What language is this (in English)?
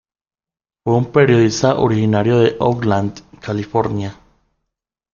Spanish